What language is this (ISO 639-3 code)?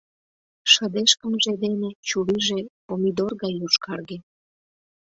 chm